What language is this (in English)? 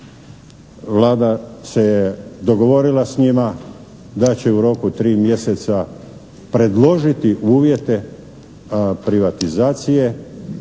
Croatian